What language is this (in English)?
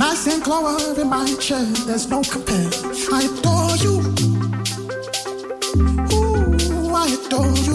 English